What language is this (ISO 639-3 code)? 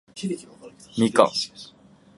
jpn